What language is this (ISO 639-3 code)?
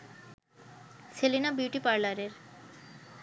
ben